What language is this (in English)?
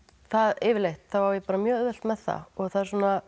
Icelandic